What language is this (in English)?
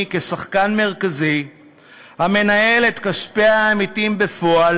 Hebrew